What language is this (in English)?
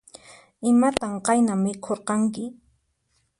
Puno Quechua